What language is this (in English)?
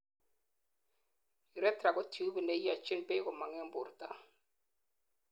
Kalenjin